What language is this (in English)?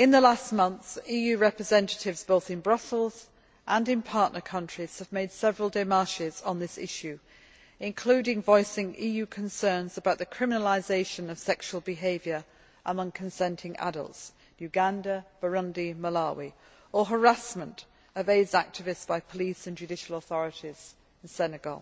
English